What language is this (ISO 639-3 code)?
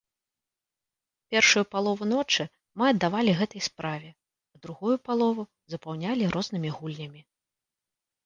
bel